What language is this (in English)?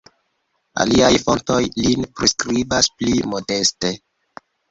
Esperanto